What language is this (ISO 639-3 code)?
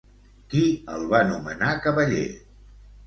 cat